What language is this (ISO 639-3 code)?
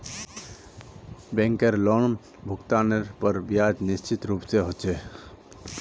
mag